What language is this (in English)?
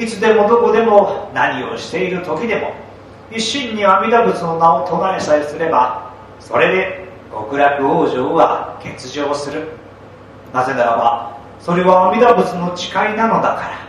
Japanese